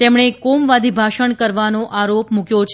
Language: Gujarati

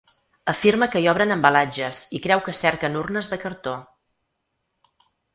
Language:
Catalan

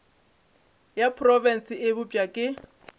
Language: Northern Sotho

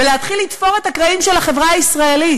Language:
Hebrew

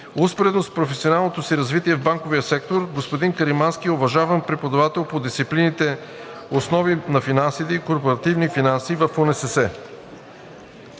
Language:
Bulgarian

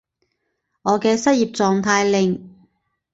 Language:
Cantonese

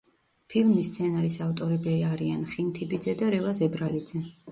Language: Georgian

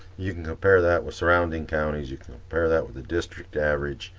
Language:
English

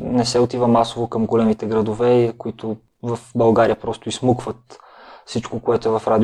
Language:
Bulgarian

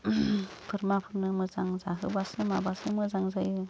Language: Bodo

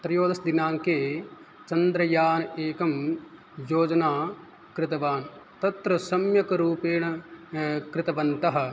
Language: Sanskrit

